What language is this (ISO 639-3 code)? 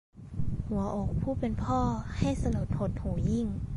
tha